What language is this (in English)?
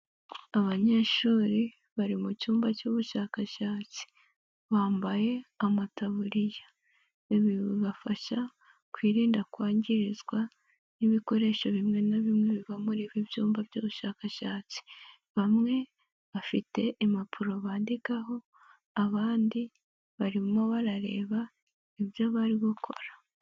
Kinyarwanda